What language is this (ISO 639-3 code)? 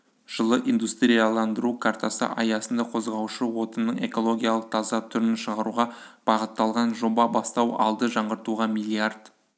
kaz